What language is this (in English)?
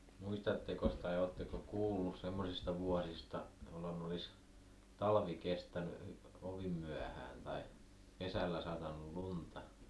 Finnish